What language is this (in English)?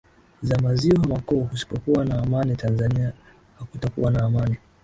Swahili